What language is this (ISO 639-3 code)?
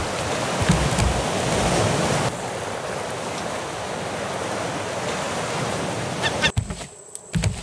jpn